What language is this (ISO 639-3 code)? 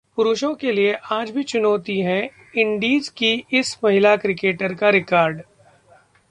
hin